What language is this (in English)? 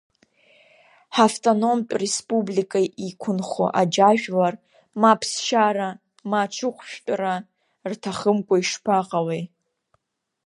Abkhazian